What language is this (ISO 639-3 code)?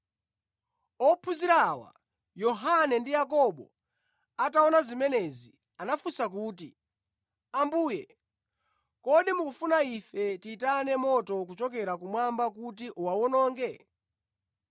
nya